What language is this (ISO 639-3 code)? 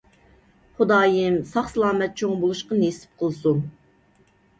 uig